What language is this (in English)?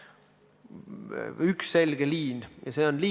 Estonian